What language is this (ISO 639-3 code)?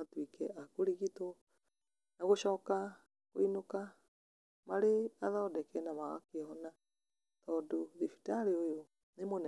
kik